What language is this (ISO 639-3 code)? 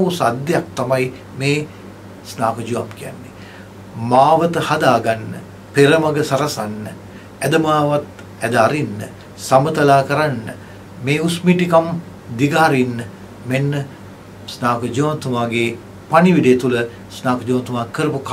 ind